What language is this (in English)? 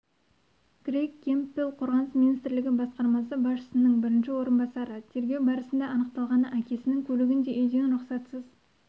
Kazakh